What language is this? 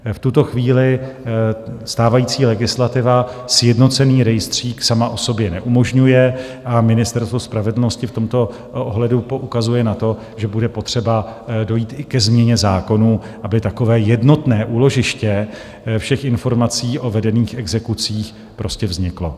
Czech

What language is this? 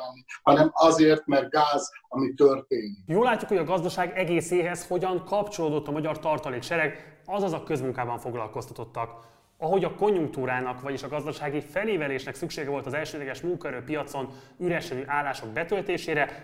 Hungarian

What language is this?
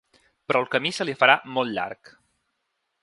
Catalan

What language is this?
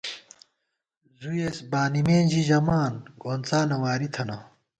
Gawar-Bati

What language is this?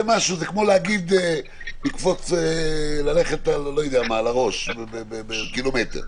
Hebrew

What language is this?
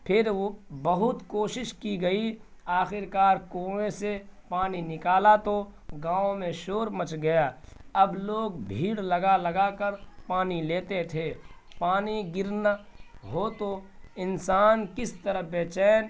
Urdu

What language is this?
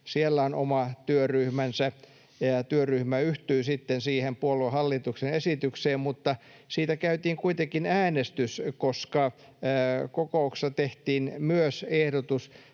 Finnish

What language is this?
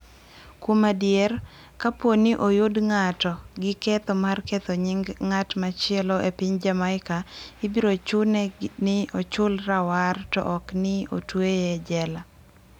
Luo (Kenya and Tanzania)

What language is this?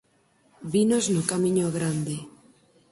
Galician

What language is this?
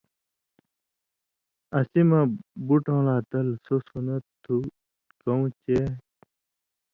Indus Kohistani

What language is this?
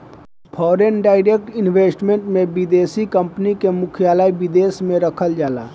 Bhojpuri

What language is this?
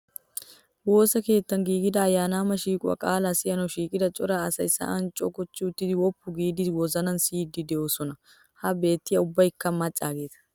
Wolaytta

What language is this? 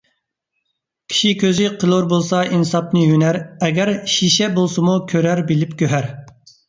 Uyghur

